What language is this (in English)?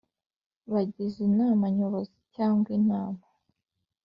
Kinyarwanda